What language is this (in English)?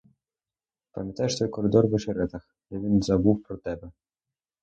Ukrainian